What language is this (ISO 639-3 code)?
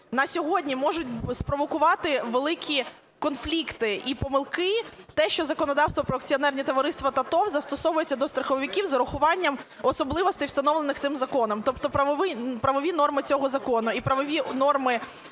ukr